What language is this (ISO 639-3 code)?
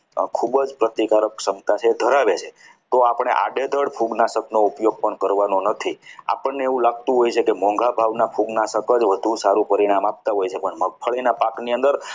guj